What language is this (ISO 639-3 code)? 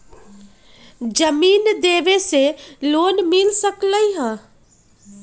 mag